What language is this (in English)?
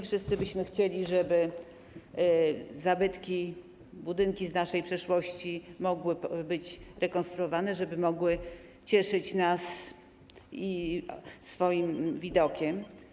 Polish